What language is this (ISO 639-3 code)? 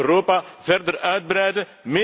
nld